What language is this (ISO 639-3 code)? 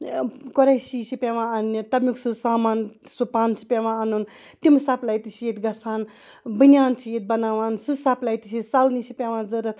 kas